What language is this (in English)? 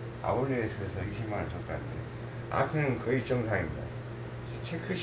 Korean